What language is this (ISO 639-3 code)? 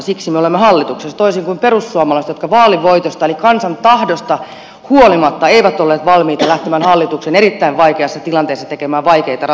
fin